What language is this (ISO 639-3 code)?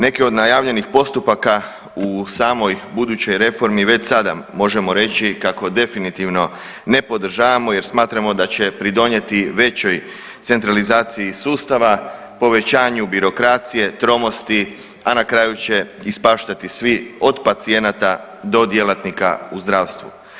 hrv